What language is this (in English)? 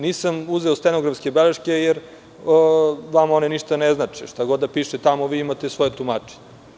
Serbian